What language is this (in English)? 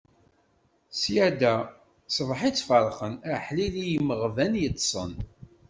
Kabyle